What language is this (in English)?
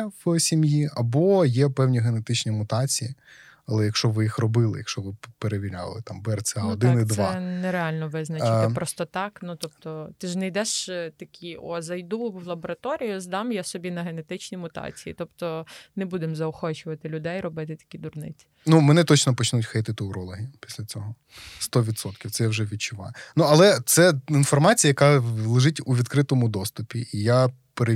Ukrainian